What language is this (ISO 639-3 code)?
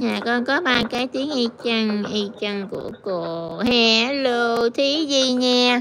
vie